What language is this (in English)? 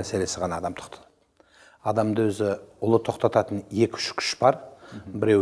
Turkish